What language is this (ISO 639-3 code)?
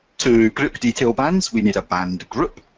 eng